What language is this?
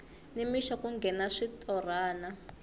Tsonga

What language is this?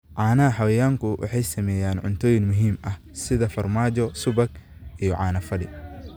Somali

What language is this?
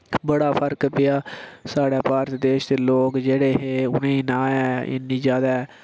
Dogri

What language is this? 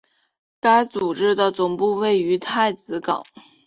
Chinese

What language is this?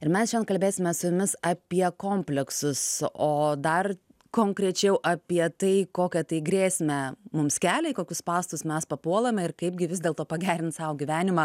Lithuanian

